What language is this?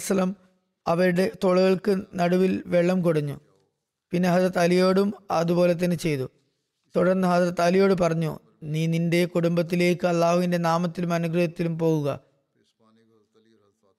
Malayalam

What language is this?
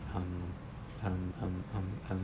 English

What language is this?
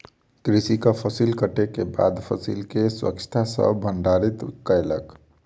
Maithili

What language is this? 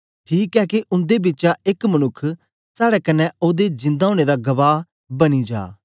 Dogri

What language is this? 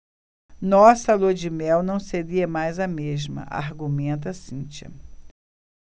Portuguese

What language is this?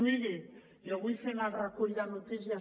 Catalan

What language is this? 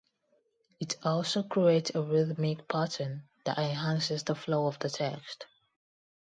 English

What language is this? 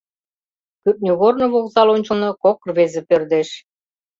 Mari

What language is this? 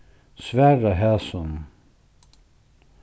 Faroese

